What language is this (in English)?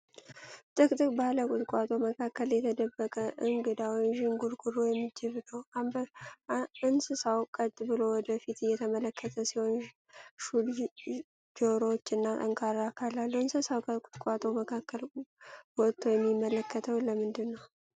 Amharic